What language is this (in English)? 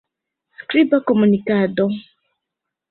Esperanto